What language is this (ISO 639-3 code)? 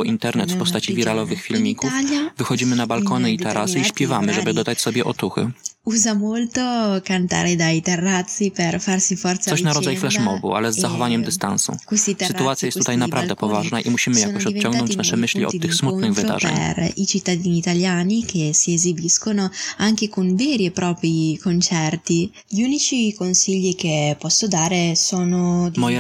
pol